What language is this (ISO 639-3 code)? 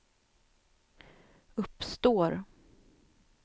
swe